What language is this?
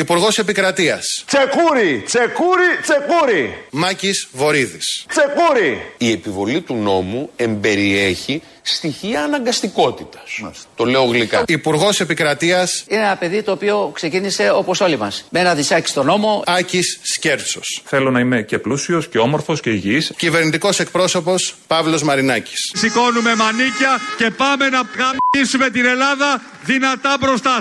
Greek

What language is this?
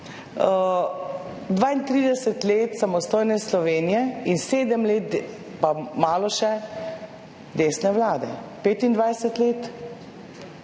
Slovenian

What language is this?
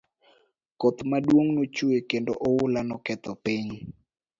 Luo (Kenya and Tanzania)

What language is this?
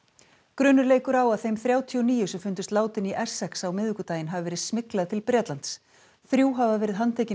Icelandic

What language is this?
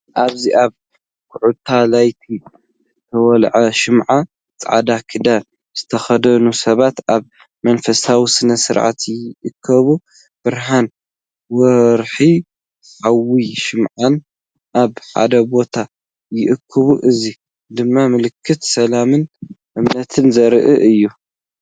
Tigrinya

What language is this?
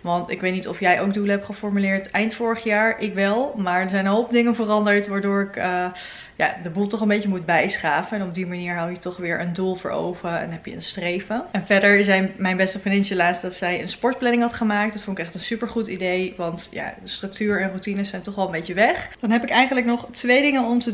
Dutch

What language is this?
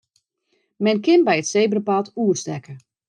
Western Frisian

